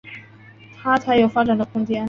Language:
Chinese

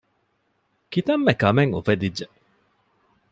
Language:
Divehi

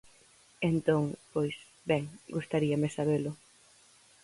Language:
Galician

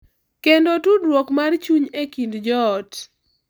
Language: Luo (Kenya and Tanzania)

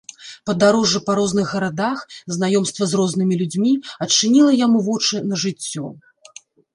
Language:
Belarusian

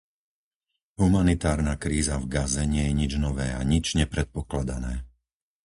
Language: Slovak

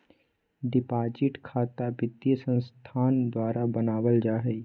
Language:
Magahi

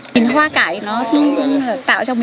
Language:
Vietnamese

